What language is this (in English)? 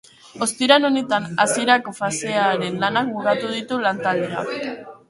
Basque